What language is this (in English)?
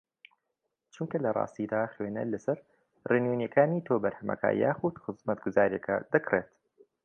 Central Kurdish